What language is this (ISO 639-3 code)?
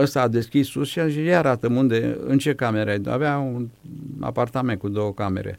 ron